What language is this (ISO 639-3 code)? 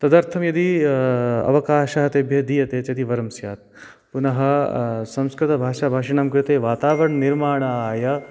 san